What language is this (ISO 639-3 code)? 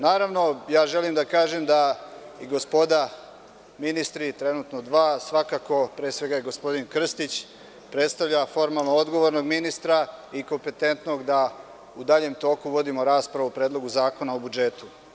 srp